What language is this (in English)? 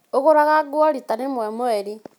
Kikuyu